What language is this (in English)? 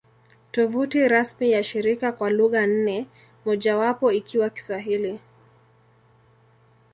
Swahili